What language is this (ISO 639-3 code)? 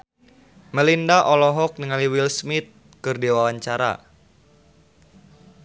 sun